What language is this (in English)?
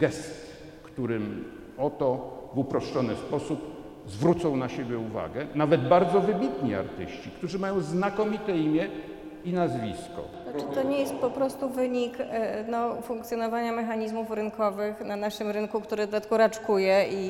Polish